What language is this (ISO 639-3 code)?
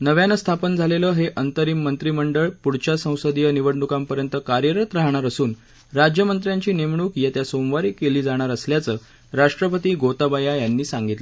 mar